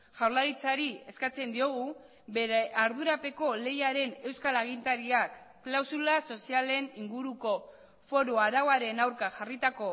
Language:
Basque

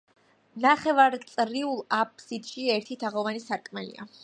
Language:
Georgian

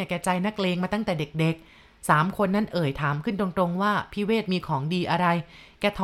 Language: Thai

